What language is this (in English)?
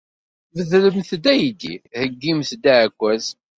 Kabyle